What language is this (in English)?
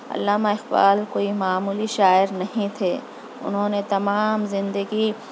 Urdu